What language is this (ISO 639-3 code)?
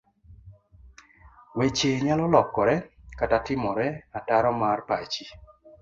luo